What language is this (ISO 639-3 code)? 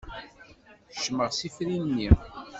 kab